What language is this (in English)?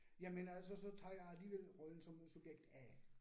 Danish